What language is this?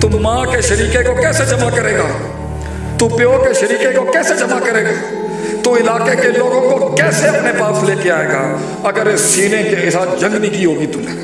Urdu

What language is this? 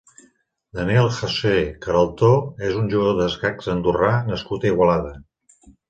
Catalan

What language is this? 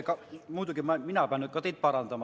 Estonian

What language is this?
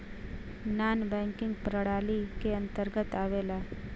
Bhojpuri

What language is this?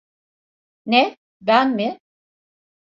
Turkish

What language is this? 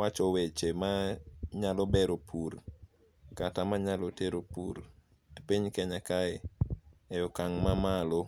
Luo (Kenya and Tanzania)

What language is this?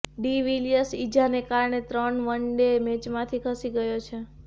Gujarati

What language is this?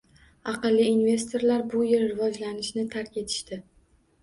Uzbek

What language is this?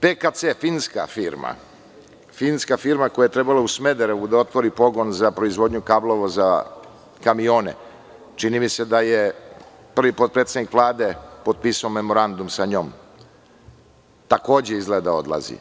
Serbian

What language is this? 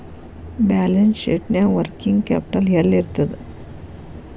Kannada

